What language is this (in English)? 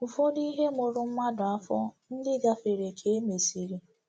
Igbo